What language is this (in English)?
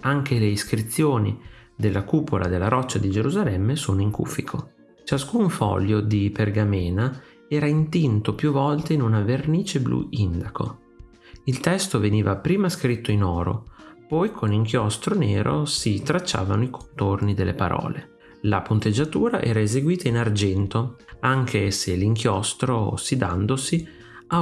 Italian